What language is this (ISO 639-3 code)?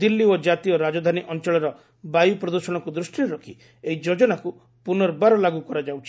ori